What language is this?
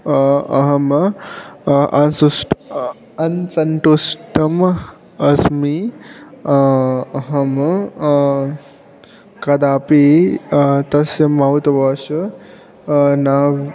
Sanskrit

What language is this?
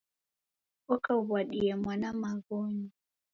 Taita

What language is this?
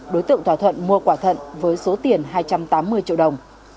Vietnamese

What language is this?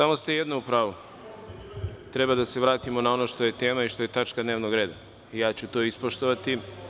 Serbian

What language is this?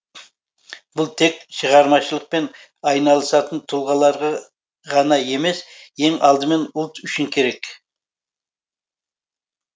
Kazakh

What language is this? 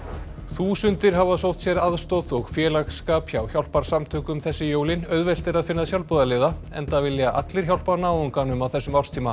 Icelandic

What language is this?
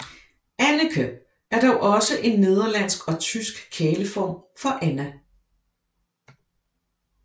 Danish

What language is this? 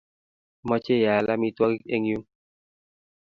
Kalenjin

